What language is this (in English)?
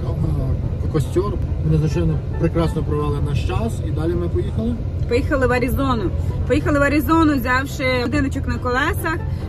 Ukrainian